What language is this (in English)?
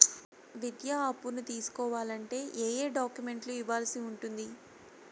Telugu